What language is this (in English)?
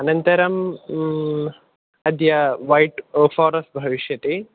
Sanskrit